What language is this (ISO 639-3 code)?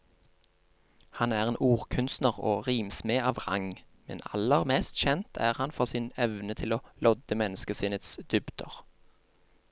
nor